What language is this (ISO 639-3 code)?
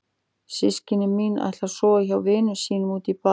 isl